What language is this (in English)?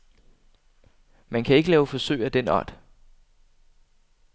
Danish